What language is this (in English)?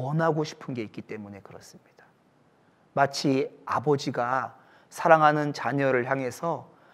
Korean